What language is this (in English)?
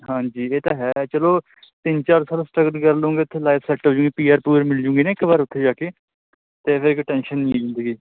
Punjabi